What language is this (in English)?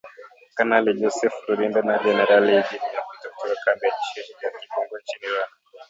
Swahili